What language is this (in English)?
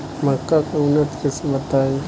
Bhojpuri